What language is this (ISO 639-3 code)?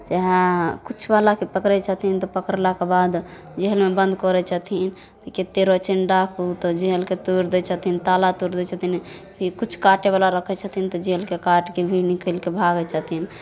mai